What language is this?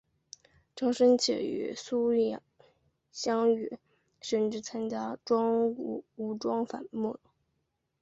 Chinese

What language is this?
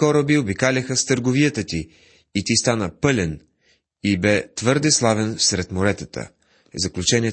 Bulgarian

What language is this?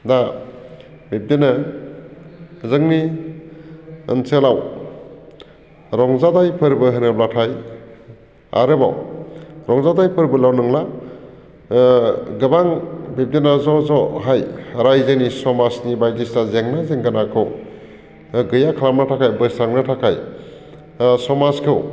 Bodo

